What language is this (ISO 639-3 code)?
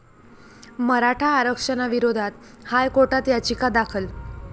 mar